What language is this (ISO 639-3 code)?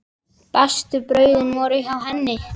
isl